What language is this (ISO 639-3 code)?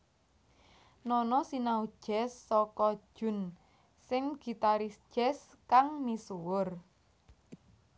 jav